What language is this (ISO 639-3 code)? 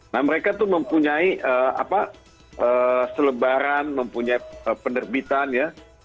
ind